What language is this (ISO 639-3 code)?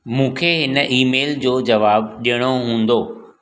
snd